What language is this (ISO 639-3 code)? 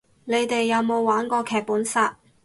yue